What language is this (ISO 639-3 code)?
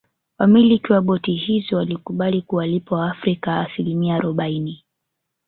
swa